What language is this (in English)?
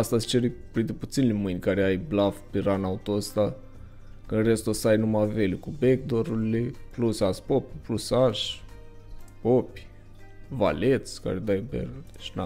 Romanian